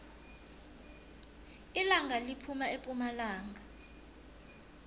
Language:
South Ndebele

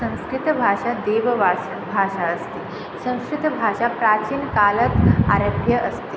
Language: Sanskrit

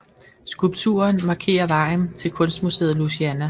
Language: Danish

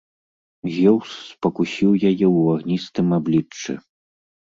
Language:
Belarusian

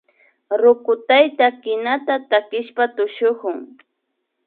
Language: Imbabura Highland Quichua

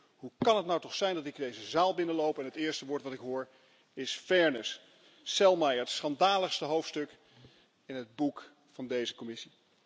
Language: Dutch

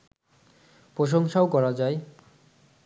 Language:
Bangla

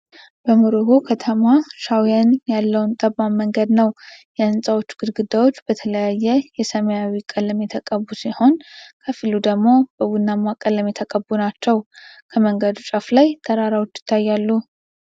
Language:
Amharic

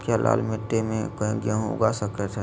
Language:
Magahi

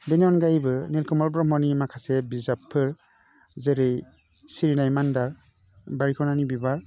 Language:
Bodo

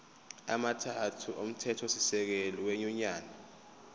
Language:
Zulu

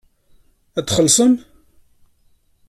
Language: Kabyle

